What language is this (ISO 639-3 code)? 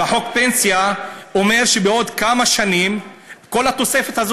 heb